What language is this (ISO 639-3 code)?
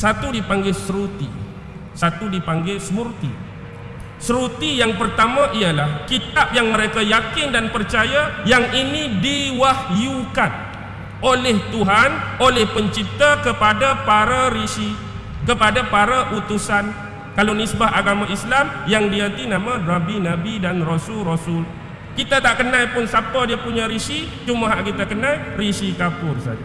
msa